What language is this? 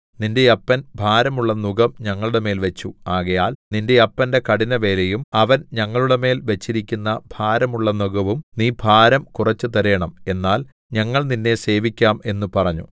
Malayalam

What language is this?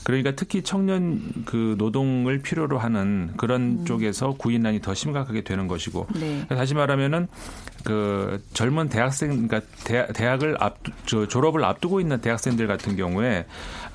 Korean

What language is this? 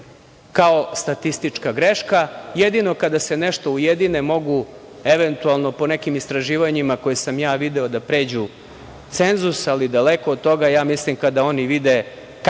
Serbian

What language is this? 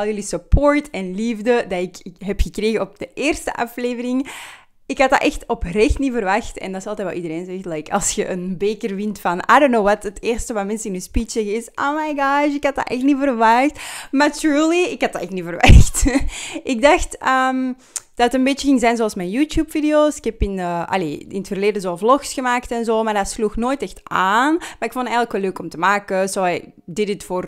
Dutch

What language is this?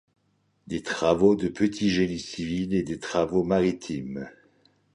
French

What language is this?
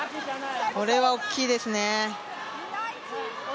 Japanese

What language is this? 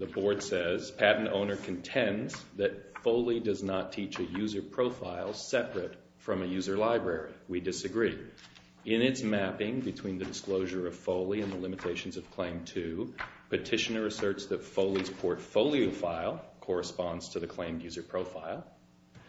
English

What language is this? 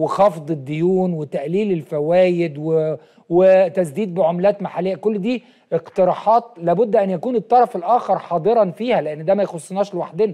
Arabic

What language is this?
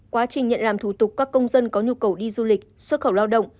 Vietnamese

